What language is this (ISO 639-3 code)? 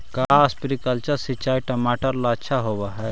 mag